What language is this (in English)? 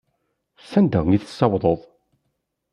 Kabyle